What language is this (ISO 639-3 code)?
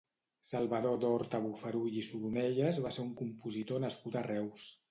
cat